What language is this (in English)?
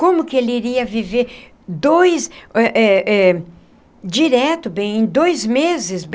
Portuguese